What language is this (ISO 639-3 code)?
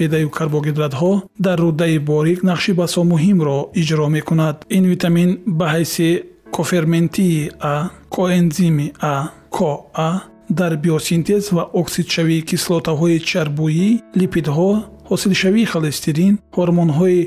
fas